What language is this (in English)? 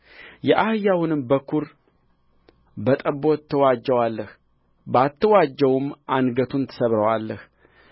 Amharic